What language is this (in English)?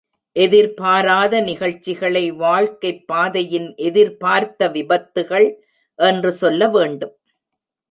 Tamil